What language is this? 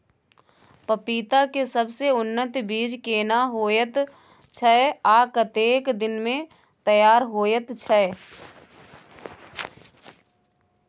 Maithili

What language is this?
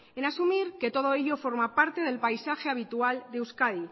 Spanish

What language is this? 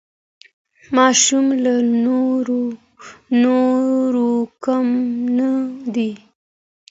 Pashto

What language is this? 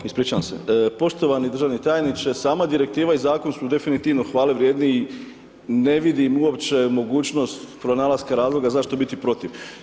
Croatian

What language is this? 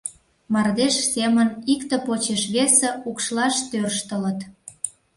Mari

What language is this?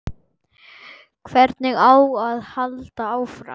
Icelandic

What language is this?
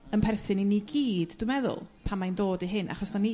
Welsh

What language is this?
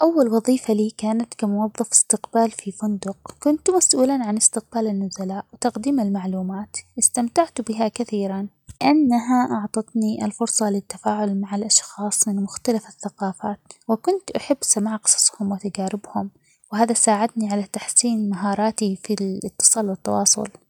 Omani Arabic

